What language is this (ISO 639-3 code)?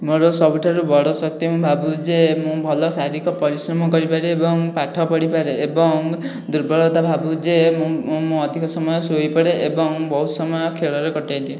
ori